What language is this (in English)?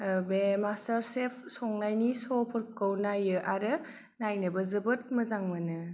Bodo